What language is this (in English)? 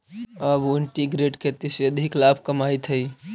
Magahi